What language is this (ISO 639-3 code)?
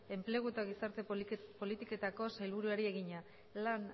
eus